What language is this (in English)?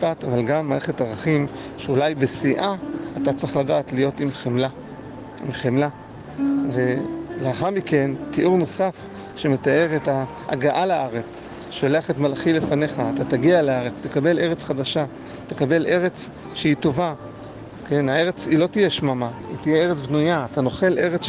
Hebrew